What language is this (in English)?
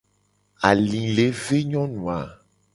Gen